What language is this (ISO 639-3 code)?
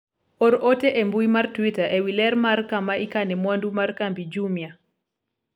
luo